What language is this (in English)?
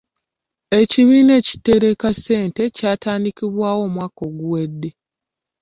Ganda